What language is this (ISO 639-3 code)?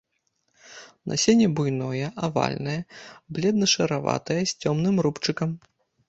bel